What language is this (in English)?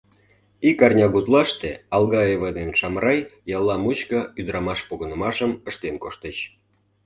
Mari